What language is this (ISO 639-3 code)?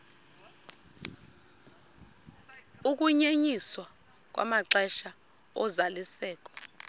xho